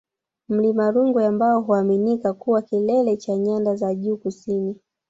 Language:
Swahili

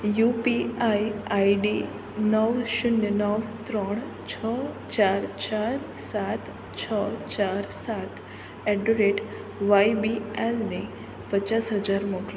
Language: Gujarati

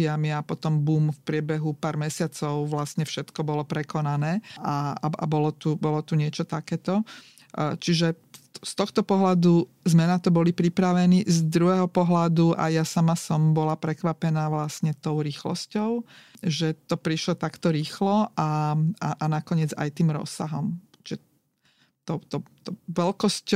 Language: Slovak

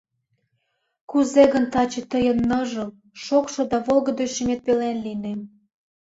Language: Mari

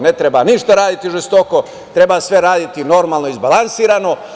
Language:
Serbian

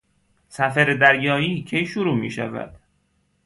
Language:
Persian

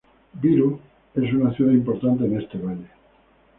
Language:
Spanish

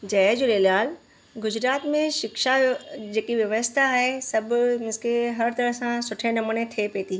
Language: Sindhi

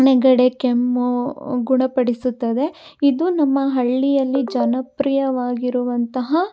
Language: Kannada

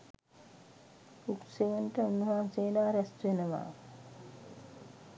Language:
Sinhala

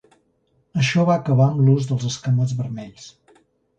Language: Catalan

